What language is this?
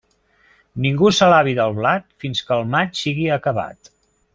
Catalan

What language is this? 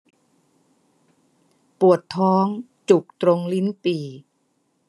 Thai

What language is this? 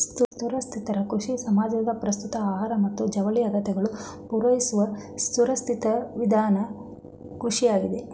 Kannada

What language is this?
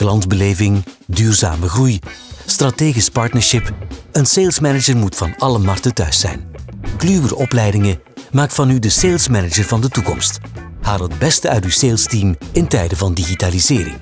Dutch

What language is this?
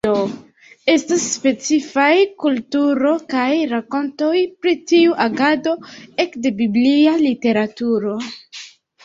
Esperanto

